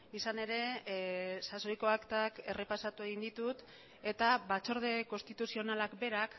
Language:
Basque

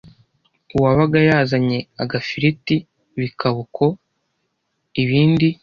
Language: Kinyarwanda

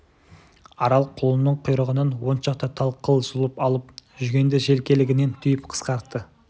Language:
Kazakh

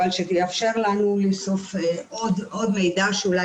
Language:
Hebrew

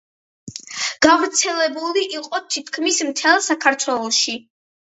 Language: Georgian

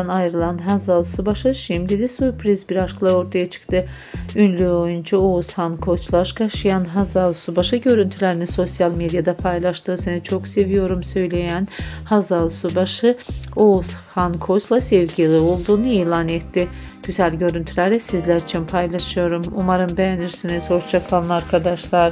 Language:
Turkish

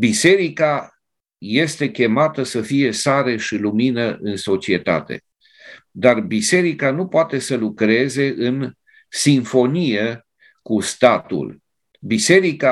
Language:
Romanian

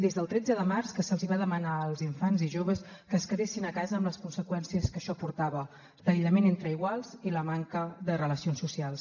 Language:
Catalan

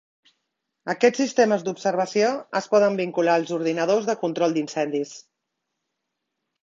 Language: Catalan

